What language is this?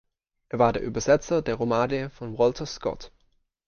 German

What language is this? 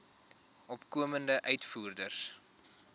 Afrikaans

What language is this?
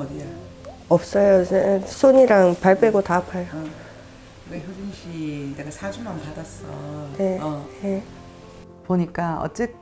Korean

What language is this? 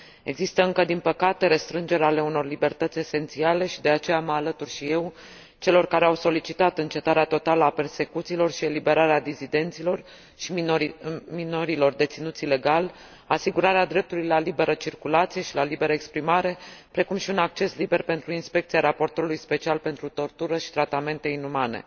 Romanian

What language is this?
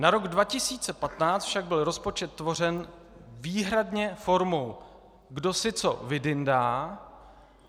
Czech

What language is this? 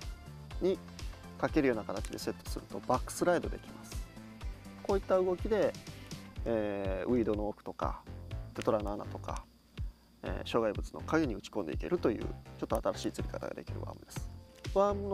Japanese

